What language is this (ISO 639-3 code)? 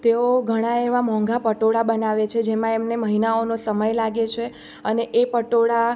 guj